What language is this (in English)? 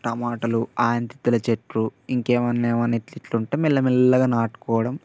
Telugu